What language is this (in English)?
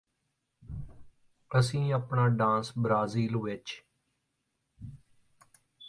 Punjabi